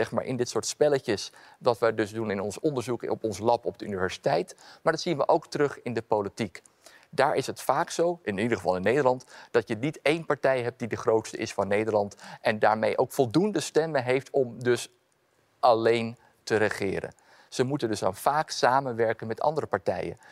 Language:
Dutch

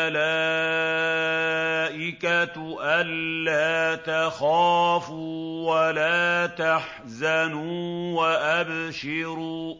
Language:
Arabic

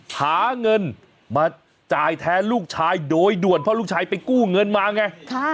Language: Thai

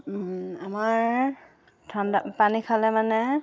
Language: Assamese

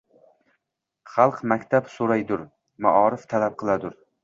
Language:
Uzbek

